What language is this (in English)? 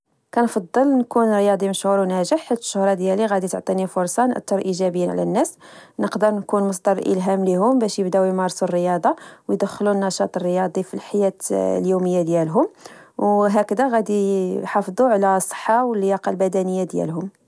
Moroccan Arabic